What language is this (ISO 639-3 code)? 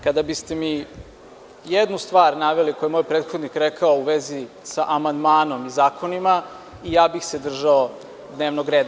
srp